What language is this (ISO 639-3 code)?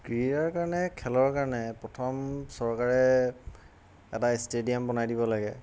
asm